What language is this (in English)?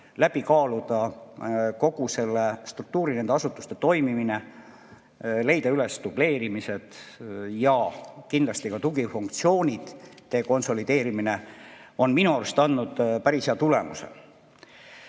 Estonian